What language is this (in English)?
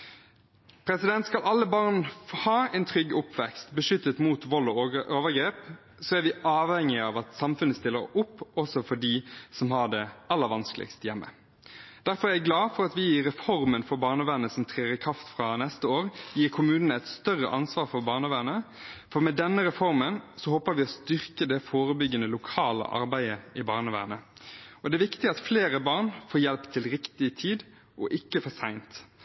Norwegian Bokmål